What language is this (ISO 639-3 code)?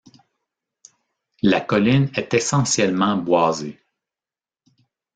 fra